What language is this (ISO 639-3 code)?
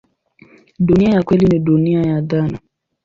swa